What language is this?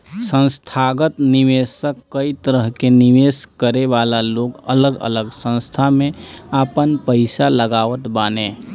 Bhojpuri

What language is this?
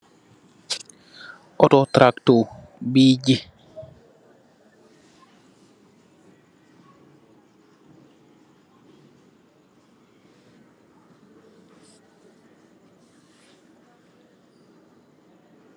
Wolof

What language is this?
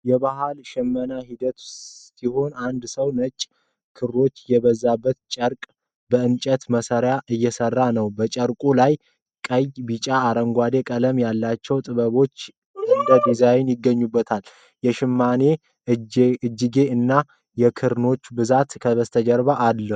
Amharic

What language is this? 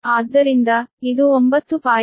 Kannada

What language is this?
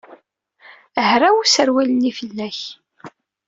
Kabyle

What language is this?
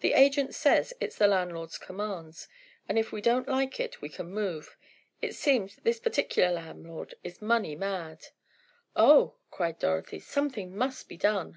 English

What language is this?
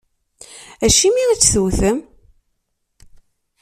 Kabyle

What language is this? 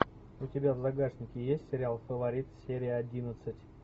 Russian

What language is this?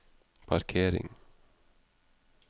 Norwegian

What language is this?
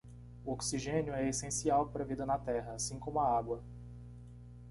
Portuguese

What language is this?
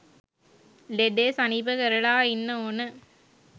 Sinhala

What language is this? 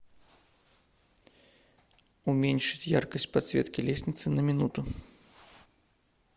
Russian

